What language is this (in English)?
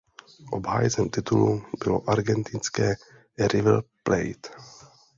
Czech